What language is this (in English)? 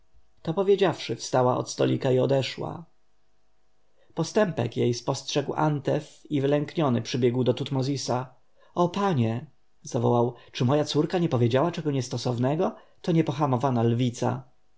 Polish